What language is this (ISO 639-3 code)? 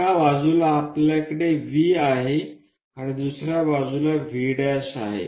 mar